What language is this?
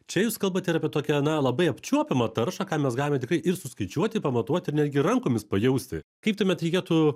Lithuanian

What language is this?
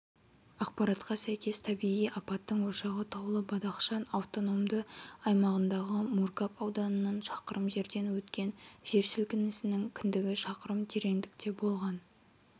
Kazakh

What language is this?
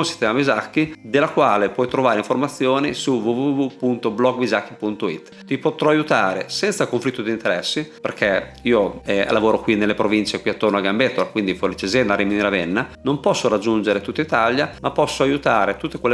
Italian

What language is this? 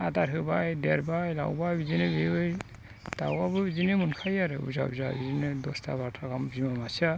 Bodo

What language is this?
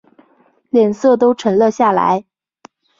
Chinese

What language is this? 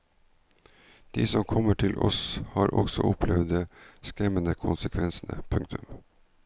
Norwegian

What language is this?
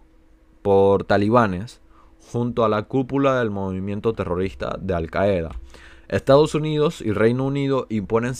Spanish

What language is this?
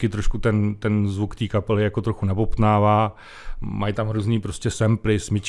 Czech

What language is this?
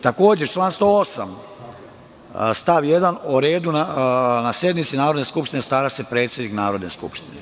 Serbian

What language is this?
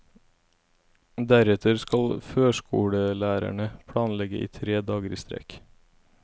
Norwegian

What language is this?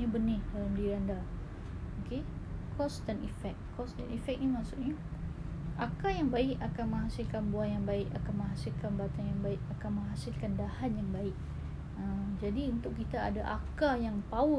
Malay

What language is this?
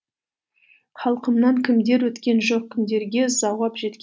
Kazakh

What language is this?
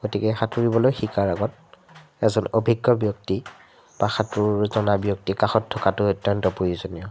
Assamese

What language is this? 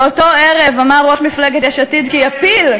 Hebrew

